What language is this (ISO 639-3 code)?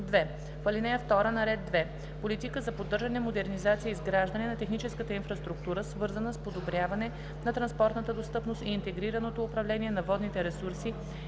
bul